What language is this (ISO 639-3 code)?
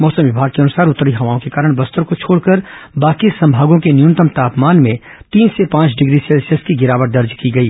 hin